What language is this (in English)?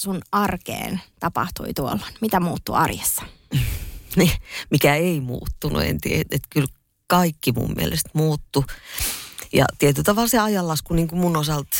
Finnish